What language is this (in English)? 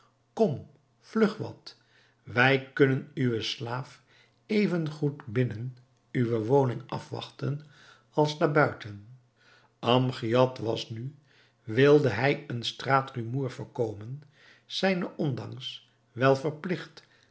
Dutch